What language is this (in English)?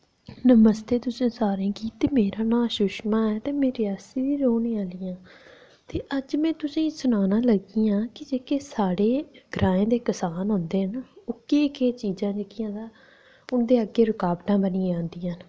Dogri